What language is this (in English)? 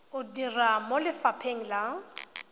Tswana